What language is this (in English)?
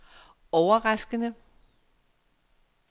Danish